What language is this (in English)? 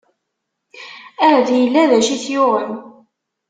Kabyle